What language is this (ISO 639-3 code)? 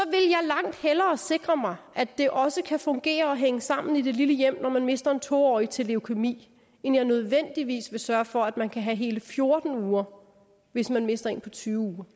dan